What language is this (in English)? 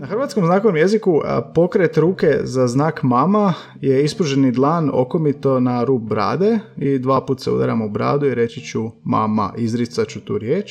Croatian